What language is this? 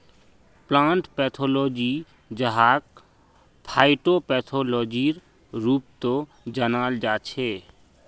Magahi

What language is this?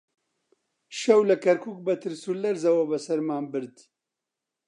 Central Kurdish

